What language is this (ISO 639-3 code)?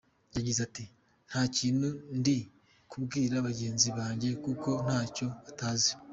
kin